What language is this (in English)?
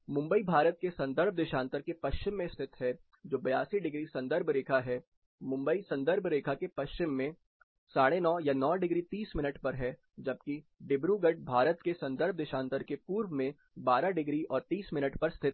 Hindi